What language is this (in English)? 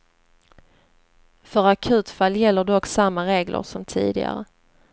Swedish